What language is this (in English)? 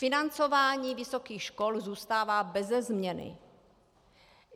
Czech